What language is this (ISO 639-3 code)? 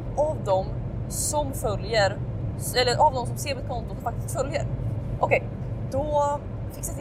swe